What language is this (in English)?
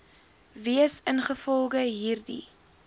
Afrikaans